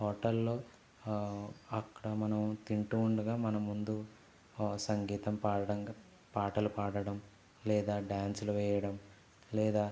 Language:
Telugu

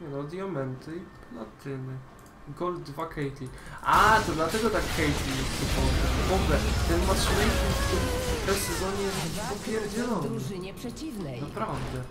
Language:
Polish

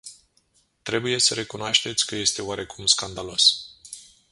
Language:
Romanian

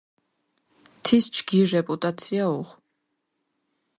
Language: Mingrelian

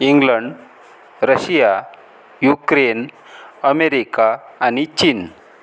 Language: Marathi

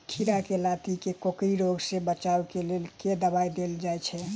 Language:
Maithili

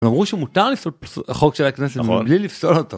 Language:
Hebrew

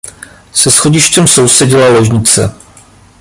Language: Czech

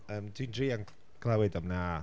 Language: Welsh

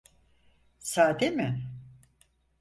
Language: Turkish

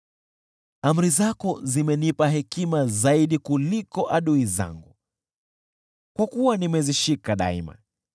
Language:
Swahili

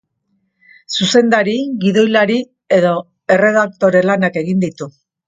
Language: Basque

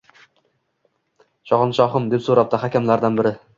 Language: Uzbek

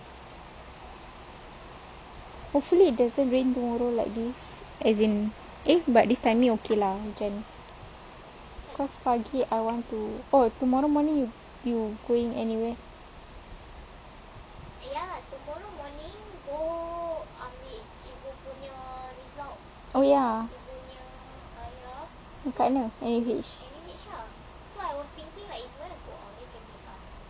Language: English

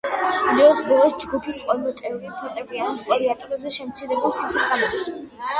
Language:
Georgian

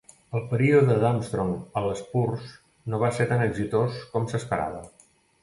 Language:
Catalan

